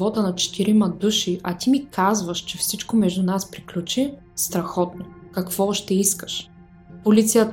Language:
Bulgarian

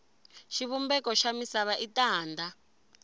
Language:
Tsonga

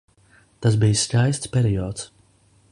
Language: Latvian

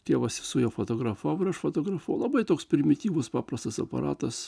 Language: Lithuanian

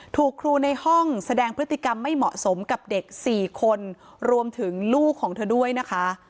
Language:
Thai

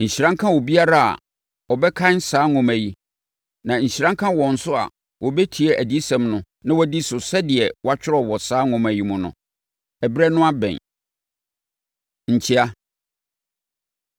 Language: Akan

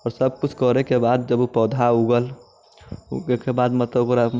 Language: Maithili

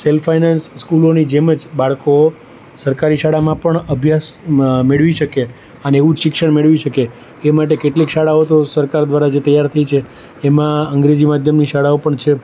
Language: Gujarati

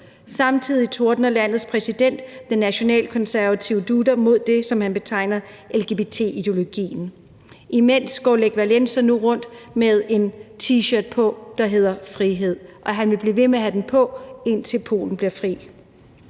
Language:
Danish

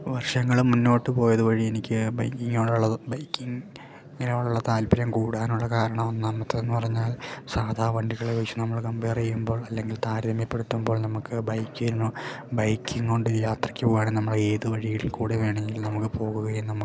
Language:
Malayalam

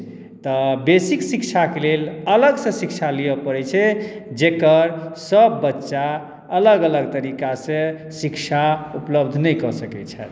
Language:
Maithili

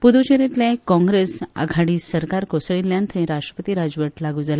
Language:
Konkani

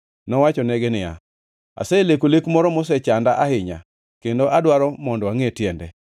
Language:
Luo (Kenya and Tanzania)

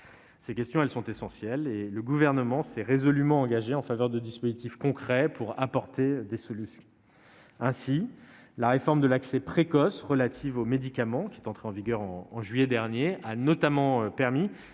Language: French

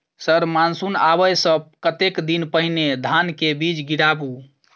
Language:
Maithili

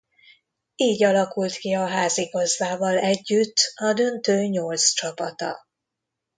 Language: Hungarian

